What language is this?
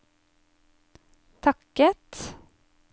Norwegian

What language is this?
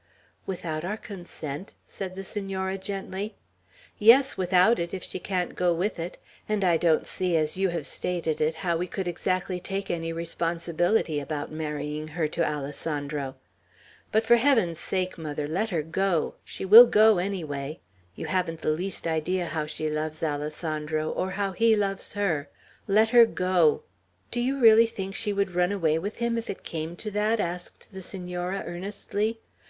English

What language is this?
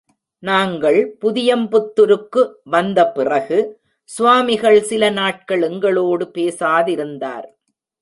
Tamil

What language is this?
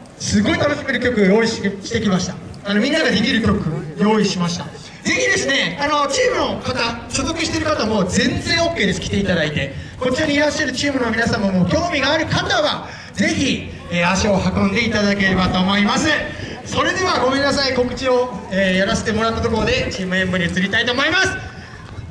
Japanese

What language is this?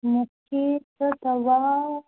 Sindhi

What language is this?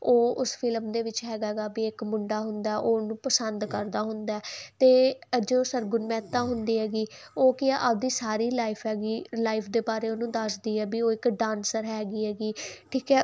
Punjabi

